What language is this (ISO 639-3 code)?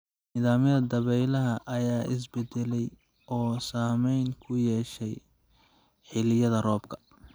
som